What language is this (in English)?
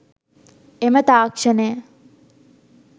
Sinhala